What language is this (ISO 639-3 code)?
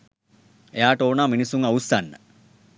sin